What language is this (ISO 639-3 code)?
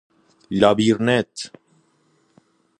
fas